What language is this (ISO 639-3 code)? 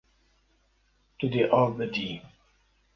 kur